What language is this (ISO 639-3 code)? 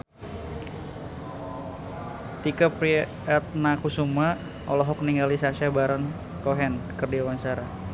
sun